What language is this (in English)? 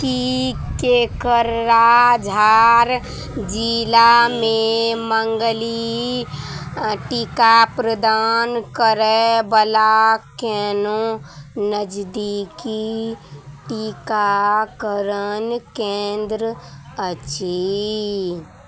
Maithili